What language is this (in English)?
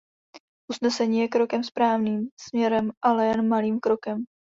Czech